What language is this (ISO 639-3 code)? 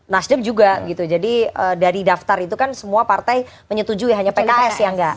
ind